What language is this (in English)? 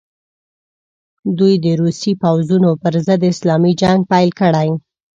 Pashto